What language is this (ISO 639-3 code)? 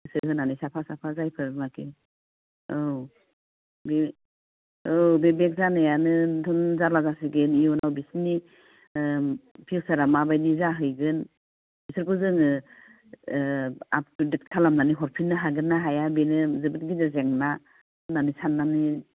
brx